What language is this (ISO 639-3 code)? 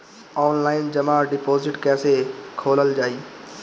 bho